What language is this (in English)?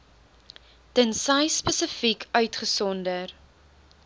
Afrikaans